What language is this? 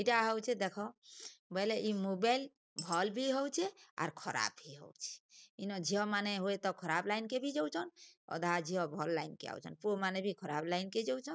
Odia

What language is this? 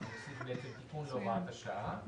Hebrew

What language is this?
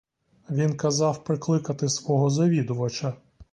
Ukrainian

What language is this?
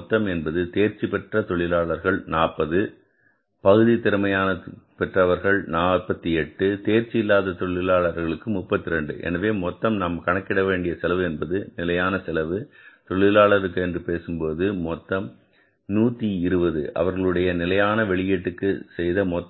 Tamil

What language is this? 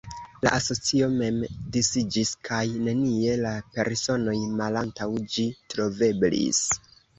Esperanto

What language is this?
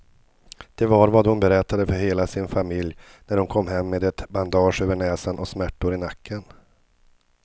Swedish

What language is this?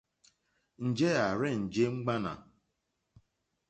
Mokpwe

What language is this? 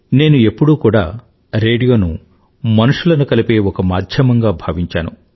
Telugu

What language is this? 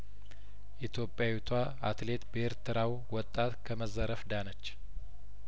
Amharic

